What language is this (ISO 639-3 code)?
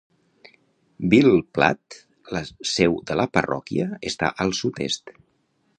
cat